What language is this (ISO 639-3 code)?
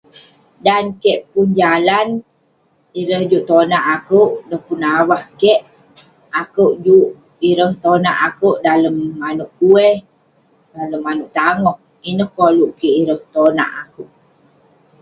pne